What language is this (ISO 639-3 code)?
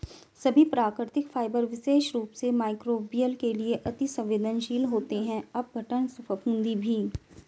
hin